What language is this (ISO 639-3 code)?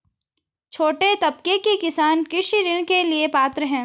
hin